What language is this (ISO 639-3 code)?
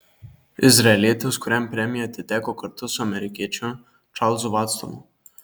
lit